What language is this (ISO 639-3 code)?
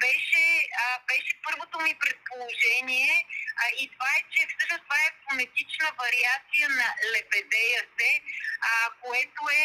bul